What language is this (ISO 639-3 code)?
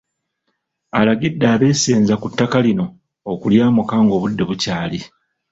lug